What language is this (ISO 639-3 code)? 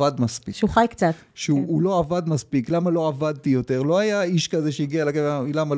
heb